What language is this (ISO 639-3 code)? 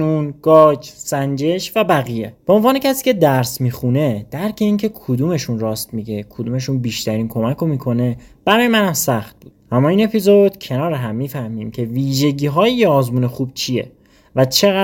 fas